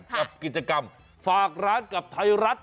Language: Thai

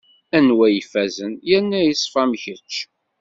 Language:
Kabyle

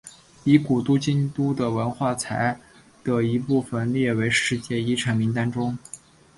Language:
Chinese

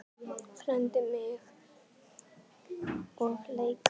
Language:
Icelandic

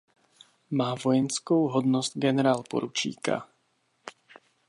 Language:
Czech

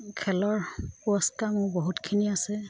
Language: Assamese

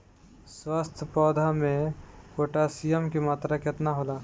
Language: Bhojpuri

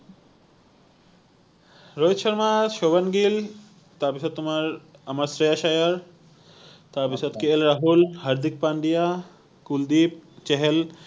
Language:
Assamese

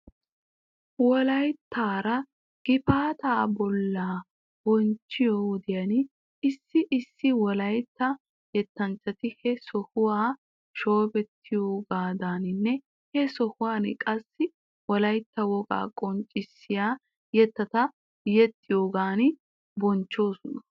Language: Wolaytta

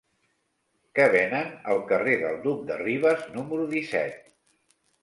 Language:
Catalan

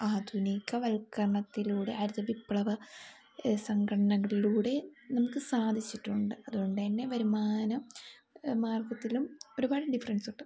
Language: Malayalam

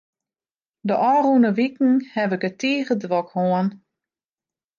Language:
Western Frisian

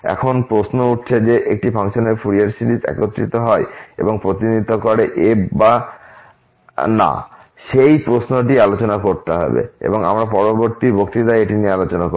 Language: Bangla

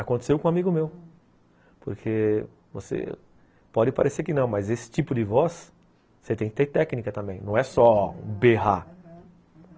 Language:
Portuguese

